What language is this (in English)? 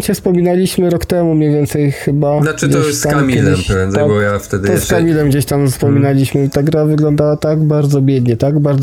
Polish